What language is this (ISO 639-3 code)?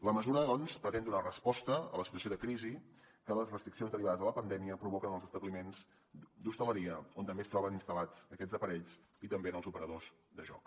cat